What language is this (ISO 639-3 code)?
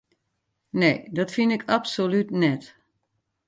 fry